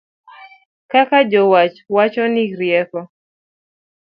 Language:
Luo (Kenya and Tanzania)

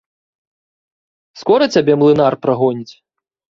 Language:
Belarusian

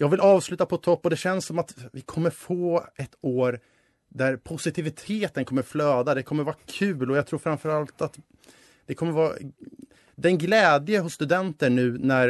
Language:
Swedish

